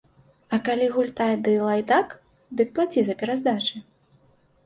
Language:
Belarusian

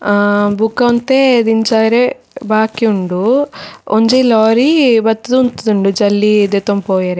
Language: Tulu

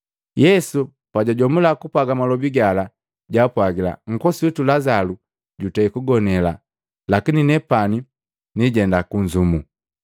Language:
Matengo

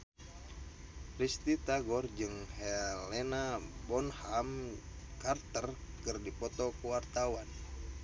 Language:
Sundanese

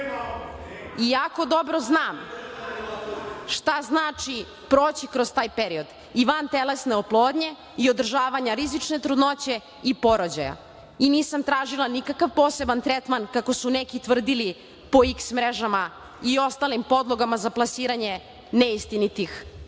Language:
Serbian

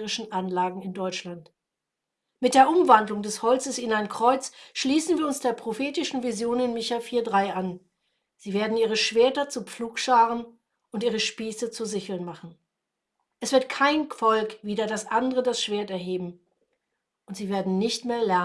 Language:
German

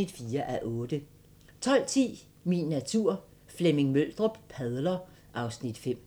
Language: Danish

